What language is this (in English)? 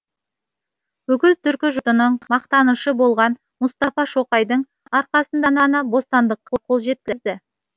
Kazakh